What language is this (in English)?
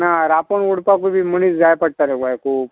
Konkani